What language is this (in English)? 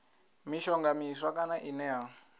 Venda